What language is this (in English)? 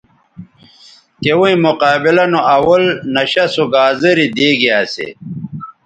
Bateri